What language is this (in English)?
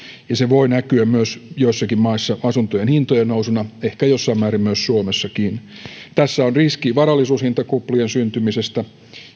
Finnish